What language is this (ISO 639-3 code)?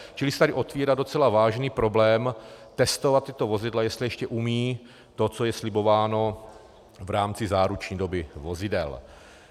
ces